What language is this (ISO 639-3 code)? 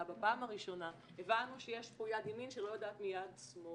heb